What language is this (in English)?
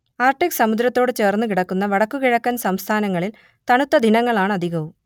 Malayalam